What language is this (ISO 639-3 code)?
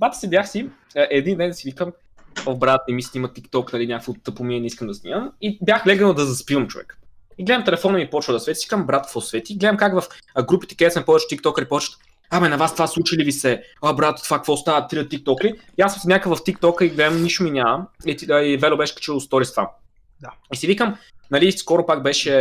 bul